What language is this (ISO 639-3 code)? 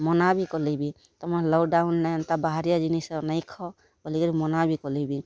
ori